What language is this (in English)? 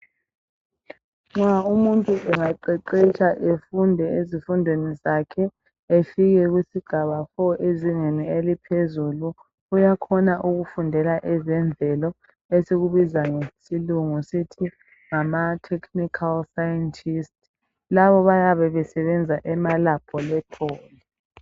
North Ndebele